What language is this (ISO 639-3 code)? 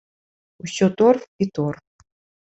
bel